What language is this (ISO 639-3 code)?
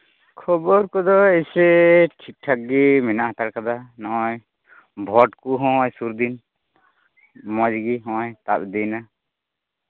sat